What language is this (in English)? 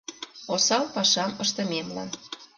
Mari